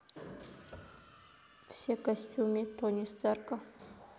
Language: Russian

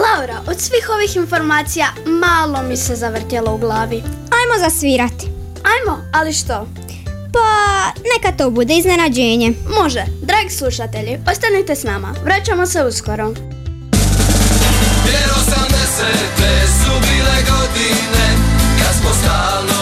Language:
Croatian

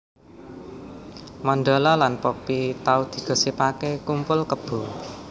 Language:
Javanese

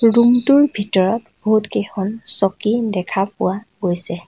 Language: Assamese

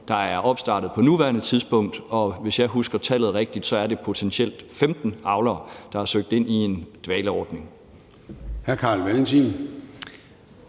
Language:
Danish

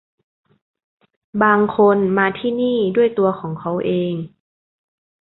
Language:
Thai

